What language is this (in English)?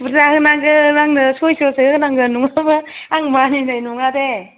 Bodo